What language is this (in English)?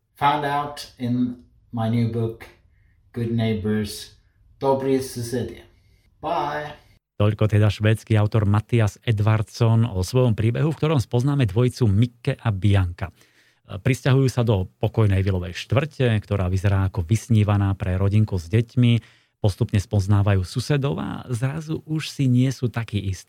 Slovak